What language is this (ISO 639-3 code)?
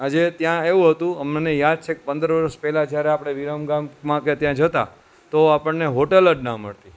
guj